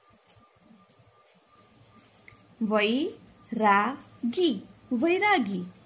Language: Gujarati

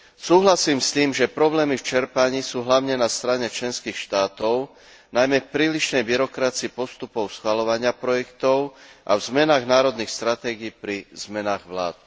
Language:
Slovak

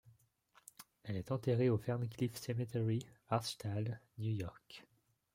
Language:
French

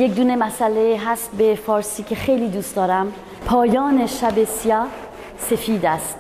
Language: Persian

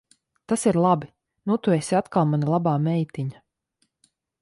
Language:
Latvian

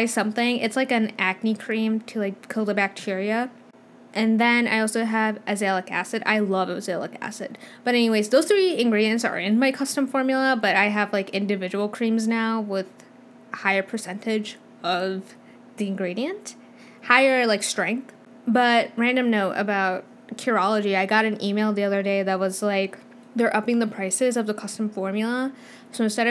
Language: English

